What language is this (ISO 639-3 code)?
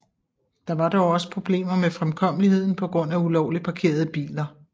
dan